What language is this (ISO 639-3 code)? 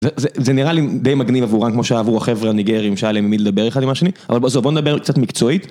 heb